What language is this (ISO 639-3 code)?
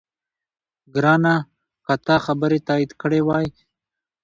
pus